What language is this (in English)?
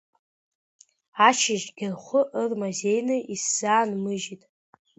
Abkhazian